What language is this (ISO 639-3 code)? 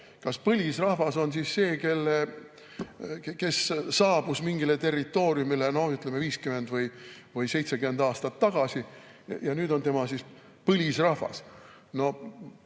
est